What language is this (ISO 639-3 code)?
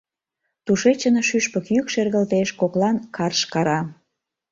chm